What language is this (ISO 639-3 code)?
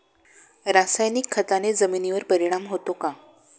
mar